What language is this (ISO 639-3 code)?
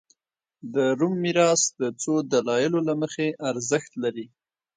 pus